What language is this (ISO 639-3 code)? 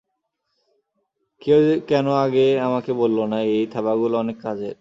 ben